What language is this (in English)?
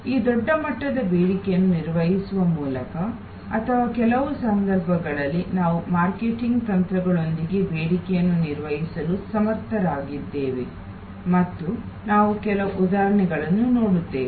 Kannada